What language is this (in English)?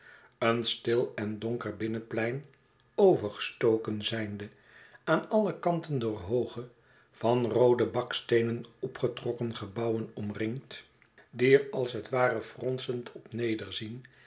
Dutch